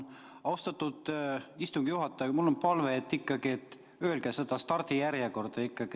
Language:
Estonian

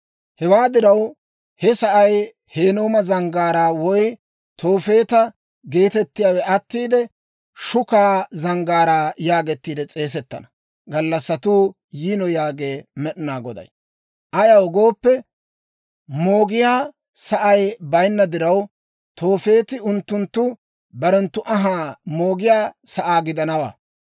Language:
Dawro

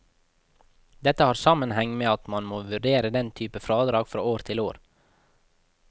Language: Norwegian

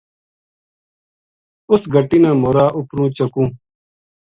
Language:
Gujari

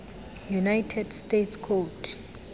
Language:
Xhosa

